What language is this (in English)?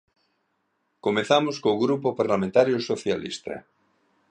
Galician